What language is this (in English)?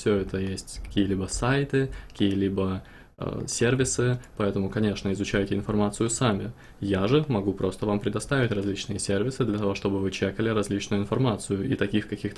Russian